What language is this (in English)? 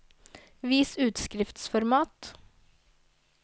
Norwegian